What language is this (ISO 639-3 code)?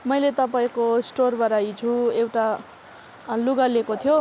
nep